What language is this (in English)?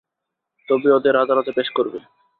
Bangla